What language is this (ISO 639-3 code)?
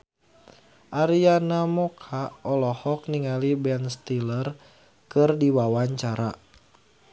sun